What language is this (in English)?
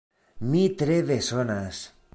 Esperanto